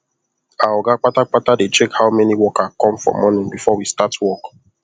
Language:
Nigerian Pidgin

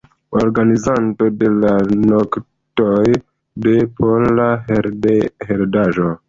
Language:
Esperanto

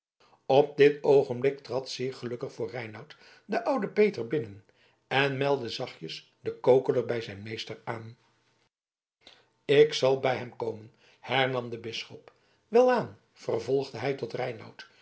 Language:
Dutch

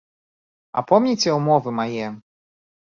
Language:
Belarusian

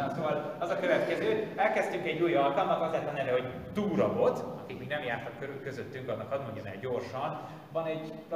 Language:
Hungarian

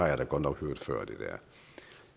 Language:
Danish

